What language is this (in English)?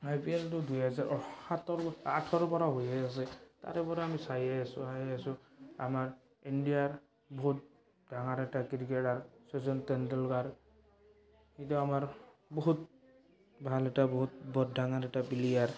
Assamese